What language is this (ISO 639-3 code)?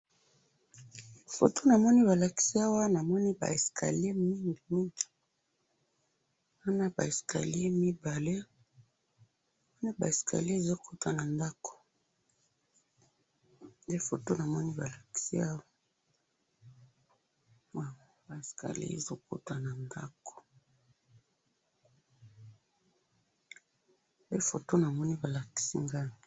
lin